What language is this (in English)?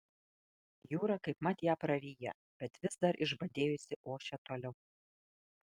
Lithuanian